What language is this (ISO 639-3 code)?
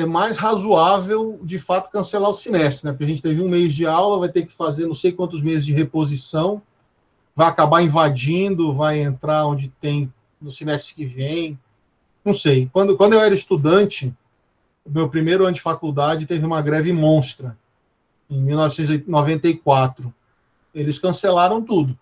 por